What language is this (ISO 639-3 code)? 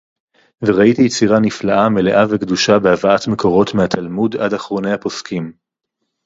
heb